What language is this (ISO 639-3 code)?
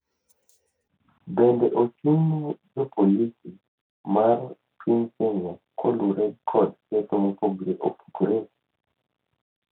luo